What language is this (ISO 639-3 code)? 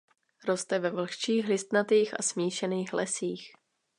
ces